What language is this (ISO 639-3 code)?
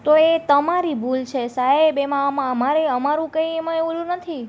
guj